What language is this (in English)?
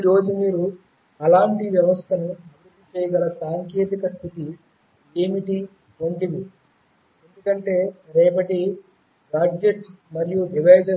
Telugu